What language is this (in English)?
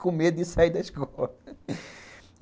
Portuguese